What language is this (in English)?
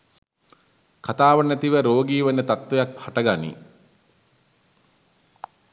Sinhala